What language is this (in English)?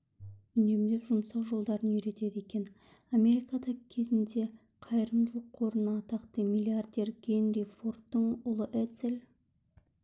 Kazakh